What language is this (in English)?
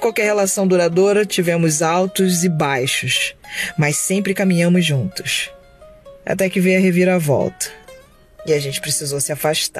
Portuguese